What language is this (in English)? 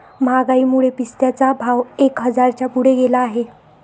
Marathi